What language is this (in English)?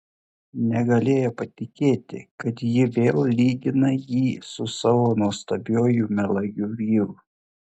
Lithuanian